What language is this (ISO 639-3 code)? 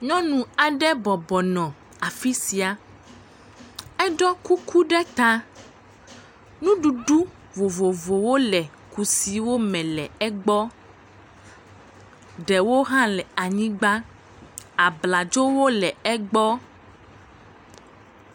ewe